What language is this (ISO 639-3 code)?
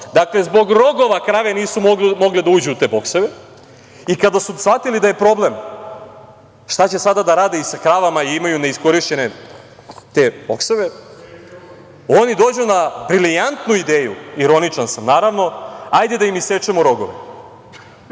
srp